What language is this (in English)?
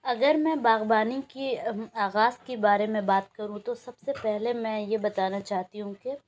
Urdu